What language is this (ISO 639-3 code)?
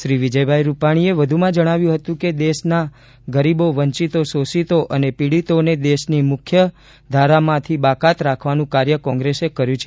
guj